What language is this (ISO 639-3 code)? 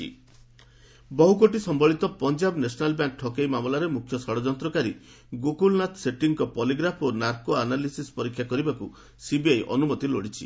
ori